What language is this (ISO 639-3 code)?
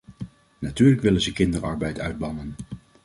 nld